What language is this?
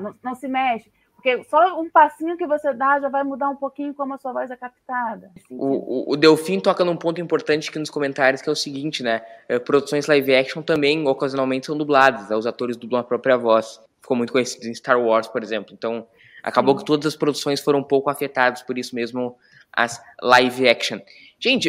Portuguese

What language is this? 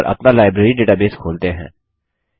Hindi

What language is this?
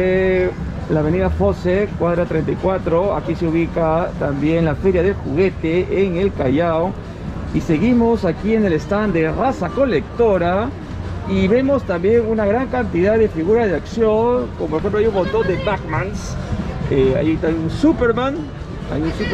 Spanish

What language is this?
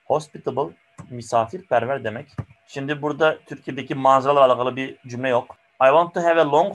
Turkish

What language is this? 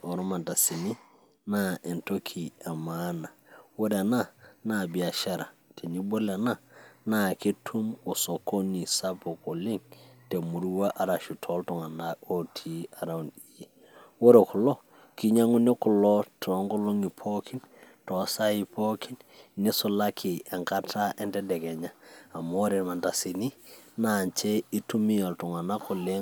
Masai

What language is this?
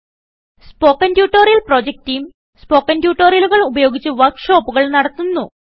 Malayalam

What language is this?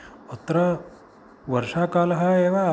Sanskrit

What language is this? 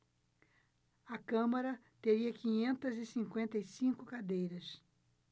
Portuguese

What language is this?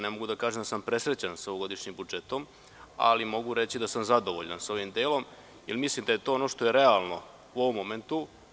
Serbian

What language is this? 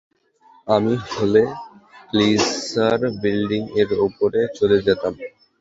Bangla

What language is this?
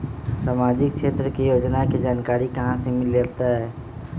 Magahi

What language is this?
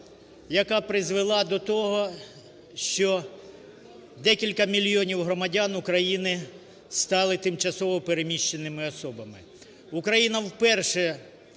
Ukrainian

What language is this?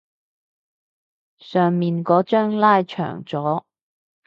Cantonese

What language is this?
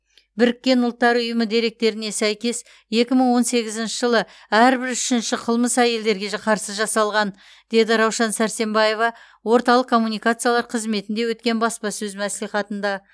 Kazakh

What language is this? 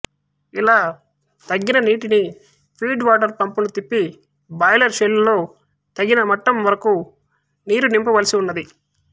Telugu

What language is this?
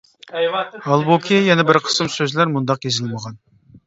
Uyghur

